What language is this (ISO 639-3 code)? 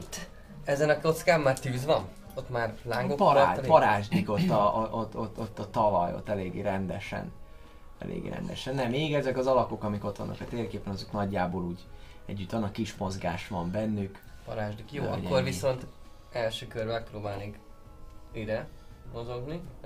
hun